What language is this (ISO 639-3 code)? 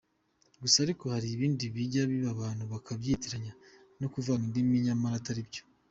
kin